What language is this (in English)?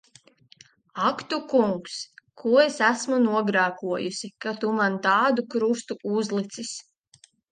Latvian